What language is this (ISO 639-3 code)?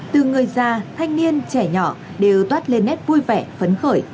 vie